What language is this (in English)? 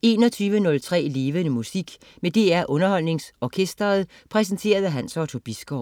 Danish